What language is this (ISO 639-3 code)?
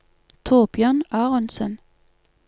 nor